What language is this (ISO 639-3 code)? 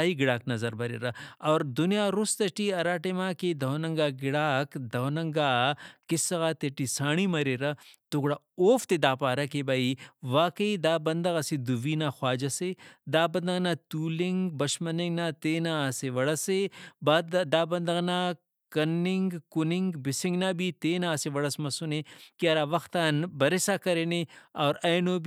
brh